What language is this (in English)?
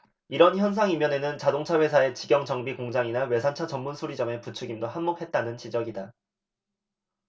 Korean